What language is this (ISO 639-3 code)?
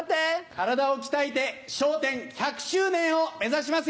jpn